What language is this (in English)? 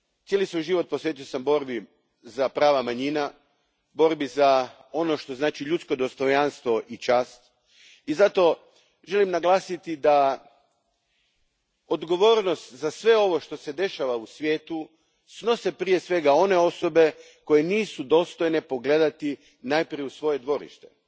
Croatian